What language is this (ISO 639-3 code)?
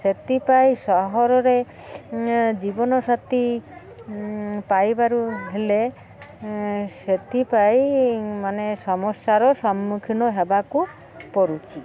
ori